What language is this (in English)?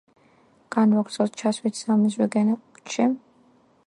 Georgian